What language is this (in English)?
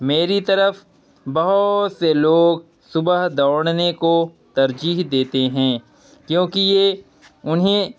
Urdu